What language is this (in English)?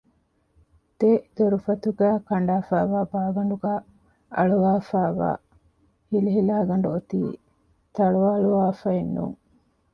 Divehi